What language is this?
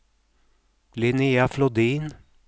Swedish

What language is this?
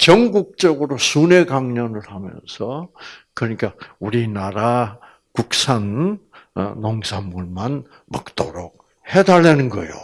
Korean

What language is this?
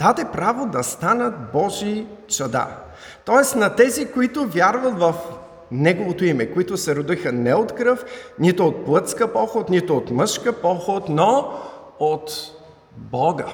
Bulgarian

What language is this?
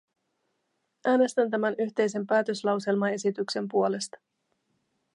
Finnish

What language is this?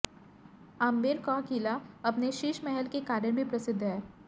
Hindi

